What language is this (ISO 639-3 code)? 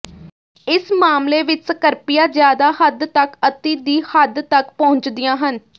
pan